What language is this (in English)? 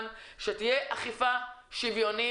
Hebrew